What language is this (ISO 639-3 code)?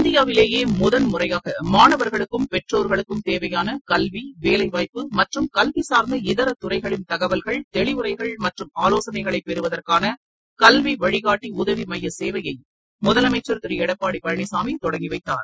tam